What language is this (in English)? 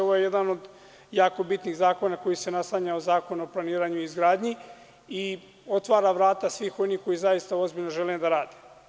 Serbian